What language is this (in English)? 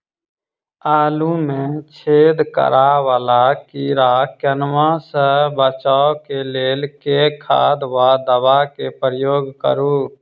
Maithili